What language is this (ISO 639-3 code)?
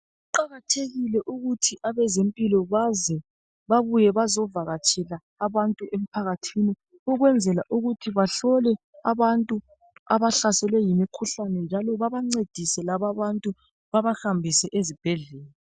nde